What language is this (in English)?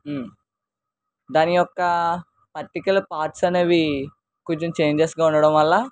Telugu